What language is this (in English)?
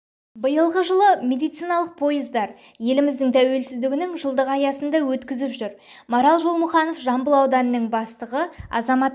Kazakh